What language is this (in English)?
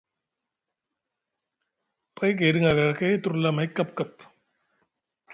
Musgu